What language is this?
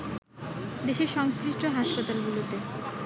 Bangla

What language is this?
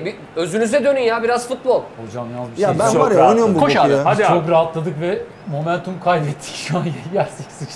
Turkish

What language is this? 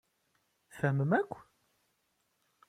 Kabyle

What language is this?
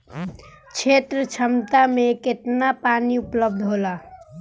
Bhojpuri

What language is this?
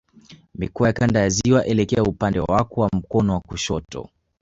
Swahili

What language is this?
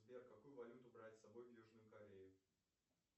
Russian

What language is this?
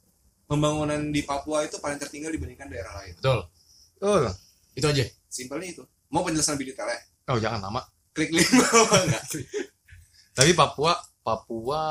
Indonesian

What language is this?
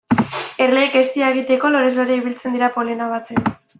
Basque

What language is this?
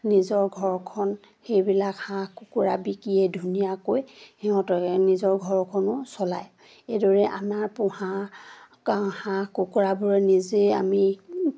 Assamese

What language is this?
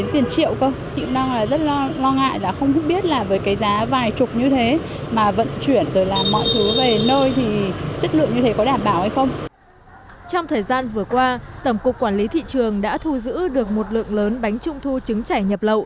Vietnamese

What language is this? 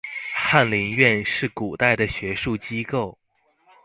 Chinese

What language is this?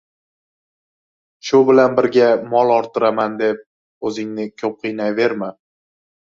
Uzbek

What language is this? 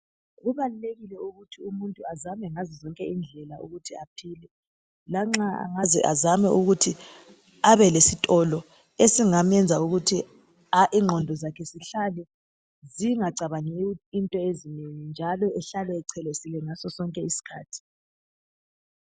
North Ndebele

